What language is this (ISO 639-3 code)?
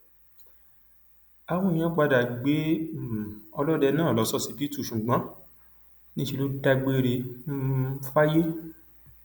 yor